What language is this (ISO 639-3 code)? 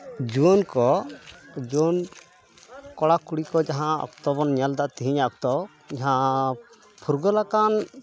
sat